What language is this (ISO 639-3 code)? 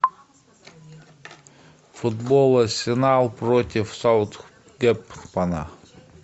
rus